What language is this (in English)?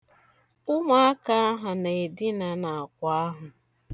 Igbo